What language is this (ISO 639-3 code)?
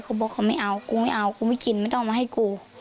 tha